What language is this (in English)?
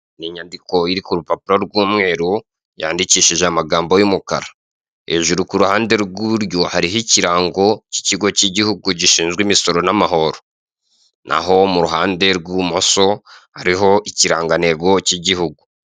Kinyarwanda